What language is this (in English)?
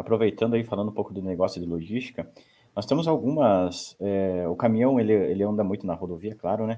Portuguese